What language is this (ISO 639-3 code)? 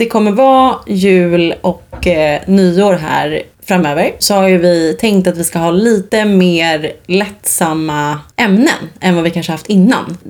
swe